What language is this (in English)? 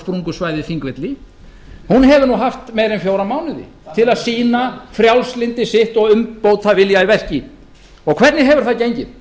Icelandic